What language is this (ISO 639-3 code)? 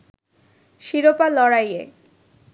ben